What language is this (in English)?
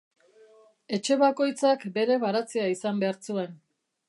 Basque